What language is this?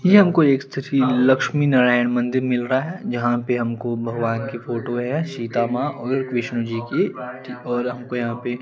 Hindi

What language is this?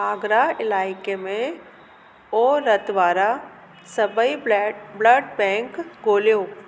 Sindhi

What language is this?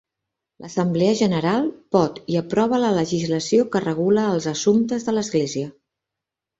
Catalan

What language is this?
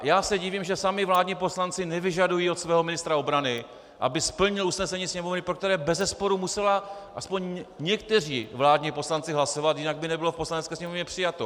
Czech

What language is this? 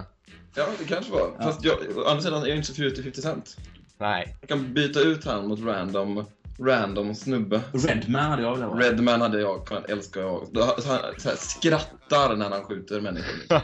Swedish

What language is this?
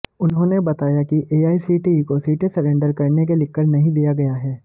Hindi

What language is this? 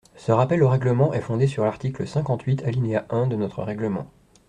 French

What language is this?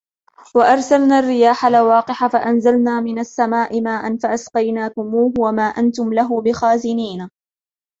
Arabic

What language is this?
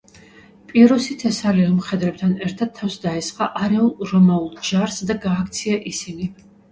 Georgian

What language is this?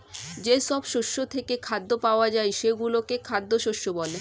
Bangla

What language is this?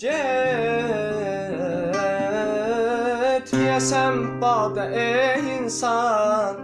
Azerbaijani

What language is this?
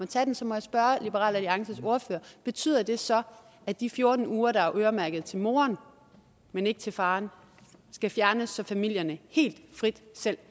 Danish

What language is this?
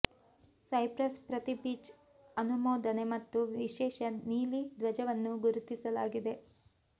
Kannada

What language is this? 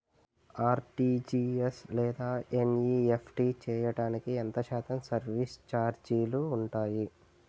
Telugu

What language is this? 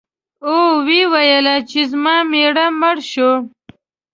Pashto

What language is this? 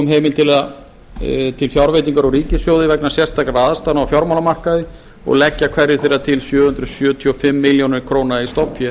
Icelandic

